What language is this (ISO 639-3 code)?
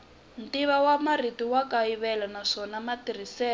tso